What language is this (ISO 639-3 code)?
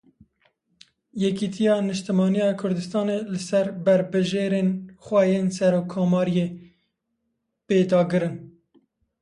kur